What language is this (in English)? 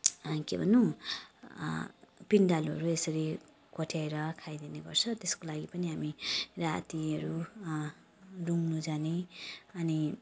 Nepali